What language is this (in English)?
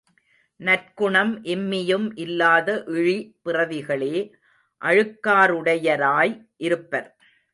Tamil